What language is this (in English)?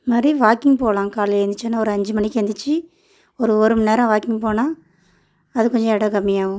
Tamil